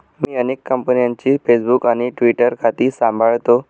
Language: Marathi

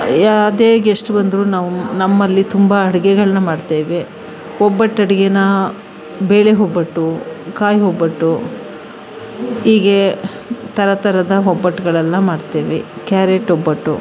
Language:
Kannada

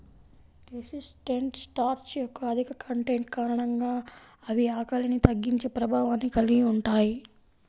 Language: Telugu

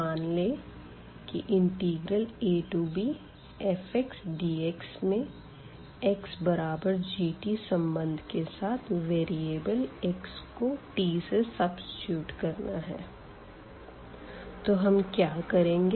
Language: Hindi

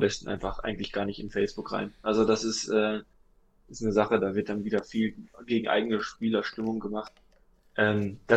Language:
German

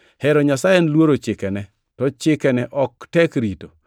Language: Luo (Kenya and Tanzania)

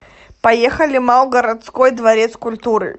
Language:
Russian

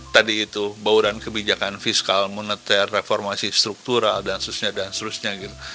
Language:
Indonesian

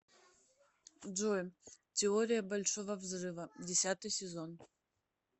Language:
Russian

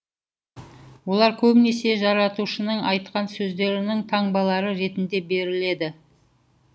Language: Kazakh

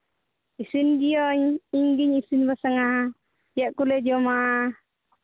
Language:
Santali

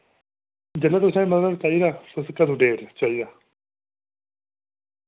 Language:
Dogri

